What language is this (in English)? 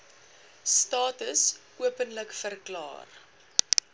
Afrikaans